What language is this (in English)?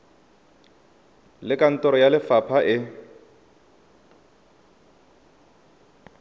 Tswana